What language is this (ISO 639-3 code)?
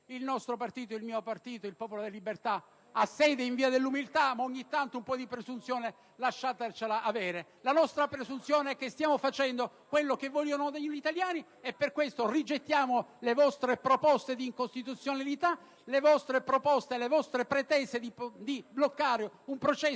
ita